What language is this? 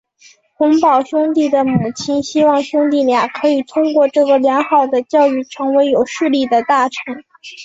Chinese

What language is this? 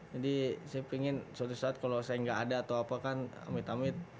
Indonesian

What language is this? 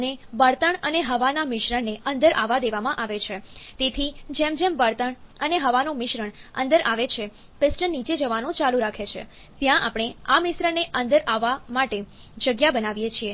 Gujarati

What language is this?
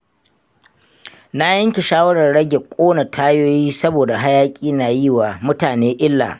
Hausa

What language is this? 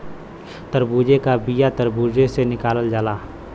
Bhojpuri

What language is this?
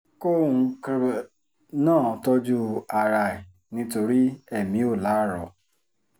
Yoruba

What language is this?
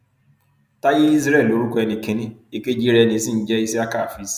Yoruba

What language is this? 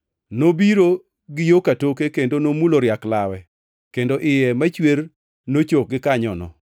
Luo (Kenya and Tanzania)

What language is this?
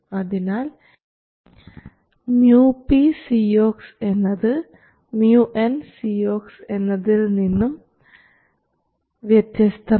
Malayalam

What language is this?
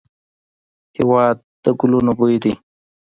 Pashto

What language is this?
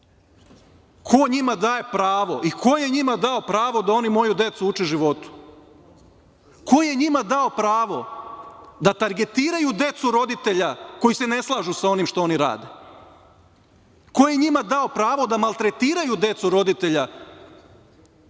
Serbian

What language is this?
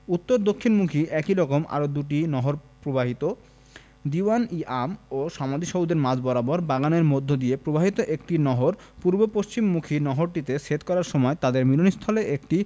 Bangla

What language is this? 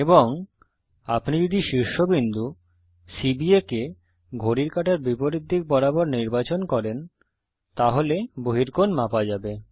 Bangla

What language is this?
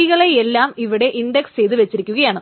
Malayalam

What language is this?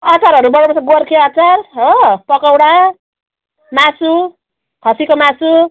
Nepali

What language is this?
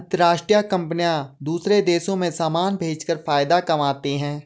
Hindi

